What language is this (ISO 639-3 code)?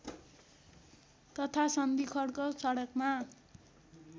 nep